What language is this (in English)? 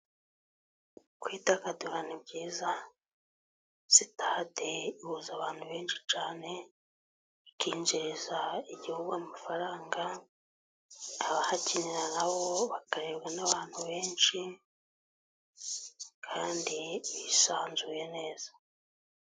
Kinyarwanda